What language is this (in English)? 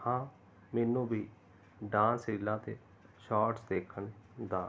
Punjabi